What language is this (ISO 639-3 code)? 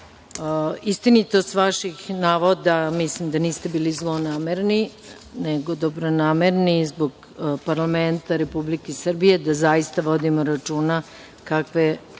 srp